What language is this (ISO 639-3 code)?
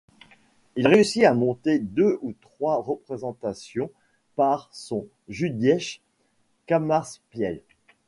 fra